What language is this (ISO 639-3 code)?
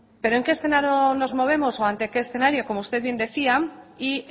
spa